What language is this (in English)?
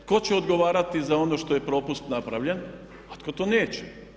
Croatian